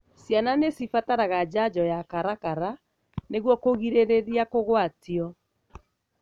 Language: Kikuyu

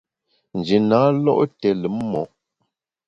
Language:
Bamun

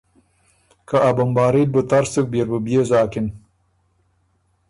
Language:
Ormuri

